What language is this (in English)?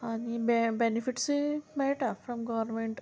Konkani